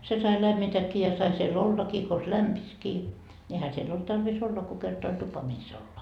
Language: Finnish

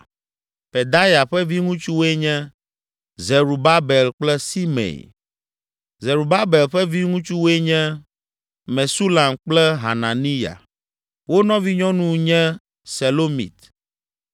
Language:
Ewe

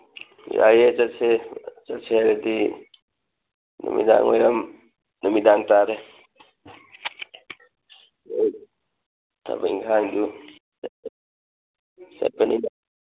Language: Manipuri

